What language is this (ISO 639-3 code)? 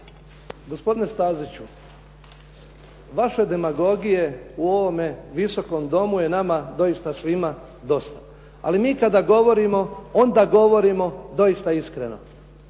hrv